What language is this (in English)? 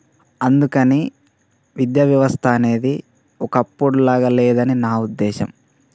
Telugu